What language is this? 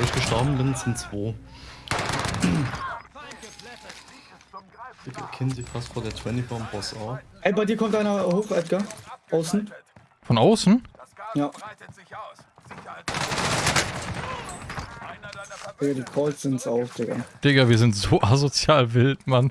German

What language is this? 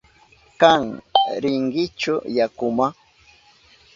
Southern Pastaza Quechua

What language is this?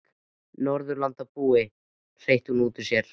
Icelandic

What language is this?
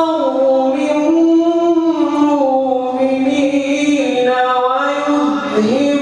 Arabic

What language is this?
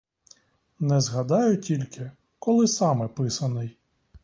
Ukrainian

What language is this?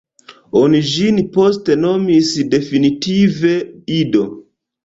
Esperanto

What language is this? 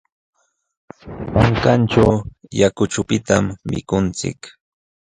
Jauja Wanca Quechua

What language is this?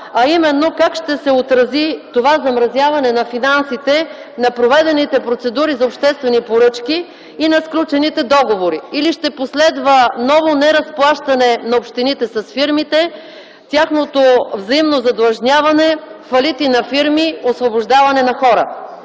Bulgarian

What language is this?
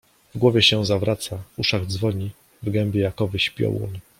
Polish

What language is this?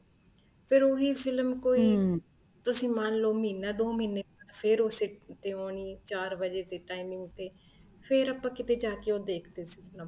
Punjabi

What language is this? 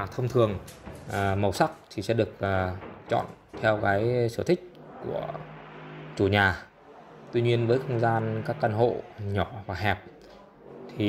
Vietnamese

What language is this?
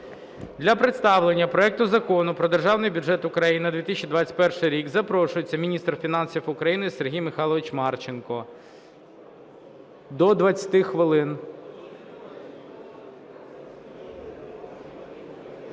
Ukrainian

